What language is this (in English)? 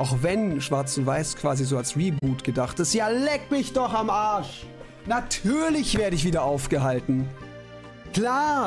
German